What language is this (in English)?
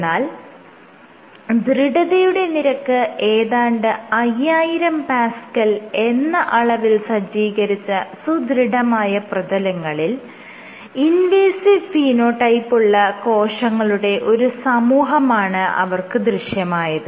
Malayalam